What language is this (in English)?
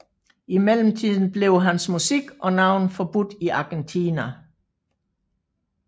Danish